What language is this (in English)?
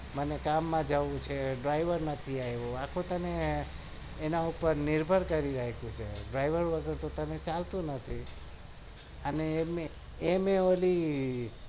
Gujarati